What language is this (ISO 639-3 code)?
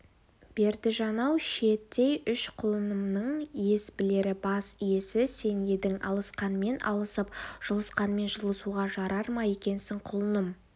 kaz